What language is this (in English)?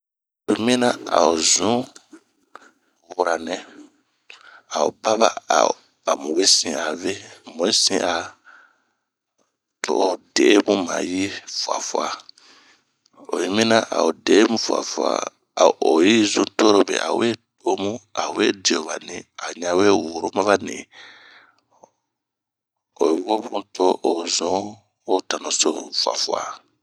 Bomu